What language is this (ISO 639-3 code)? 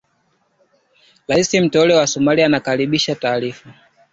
swa